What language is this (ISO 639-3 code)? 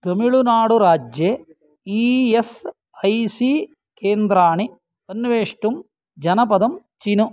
san